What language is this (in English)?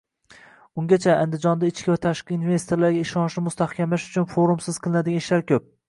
Uzbek